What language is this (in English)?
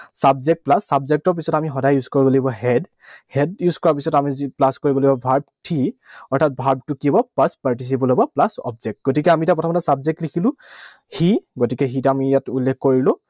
Assamese